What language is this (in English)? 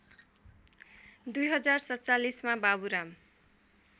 Nepali